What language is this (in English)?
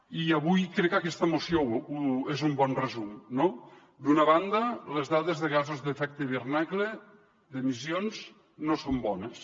Catalan